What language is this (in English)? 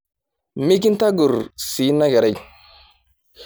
Masai